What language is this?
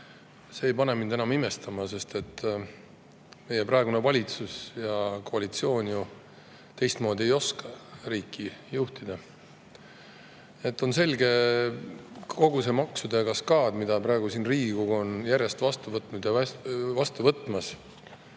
Estonian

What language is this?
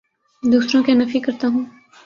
Urdu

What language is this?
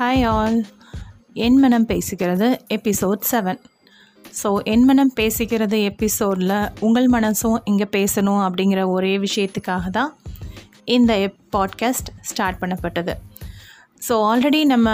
Tamil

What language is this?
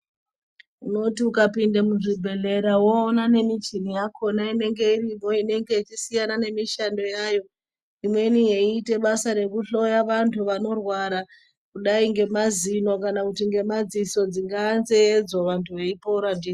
Ndau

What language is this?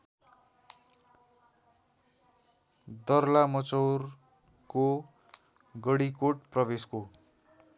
Nepali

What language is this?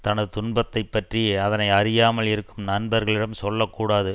Tamil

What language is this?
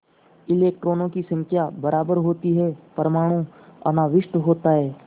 Hindi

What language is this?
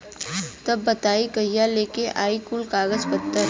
Bhojpuri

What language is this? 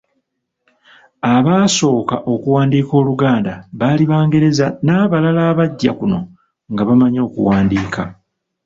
Ganda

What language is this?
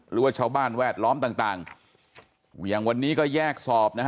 Thai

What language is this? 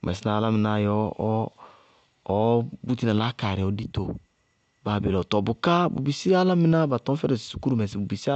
Bago-Kusuntu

